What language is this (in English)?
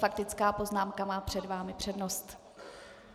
Czech